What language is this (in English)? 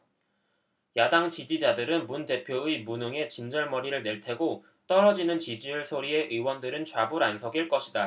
Korean